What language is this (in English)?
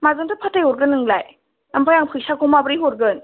Bodo